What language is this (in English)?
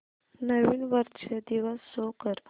Marathi